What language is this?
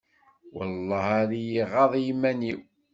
Kabyle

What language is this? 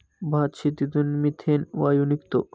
Marathi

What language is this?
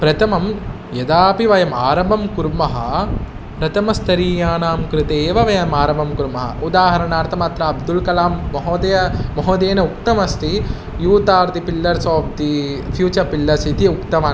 Sanskrit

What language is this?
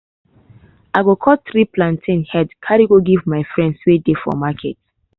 Nigerian Pidgin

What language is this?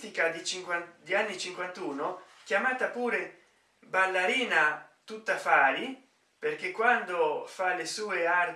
Italian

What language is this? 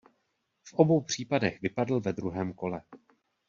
Czech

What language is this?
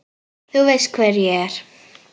Icelandic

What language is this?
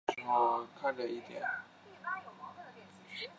Chinese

